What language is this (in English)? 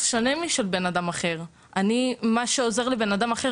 Hebrew